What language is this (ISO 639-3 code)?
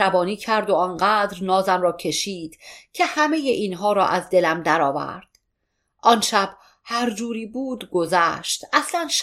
fas